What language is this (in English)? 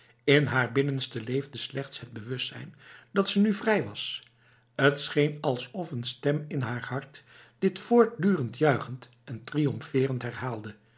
Dutch